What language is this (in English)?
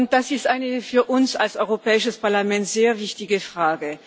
German